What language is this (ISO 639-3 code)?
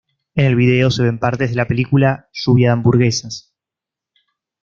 spa